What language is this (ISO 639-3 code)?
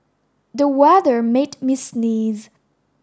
eng